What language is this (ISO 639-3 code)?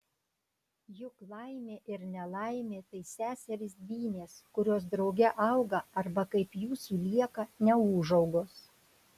lit